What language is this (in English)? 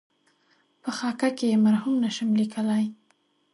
Pashto